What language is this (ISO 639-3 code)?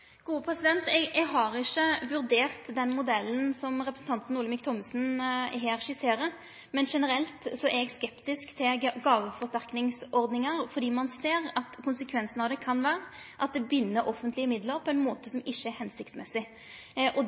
nor